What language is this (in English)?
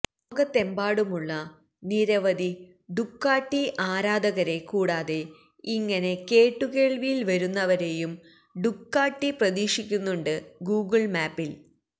Malayalam